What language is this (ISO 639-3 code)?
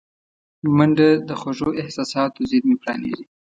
pus